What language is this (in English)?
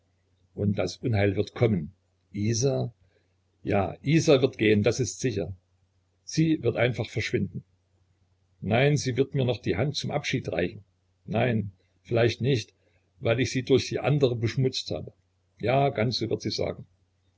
German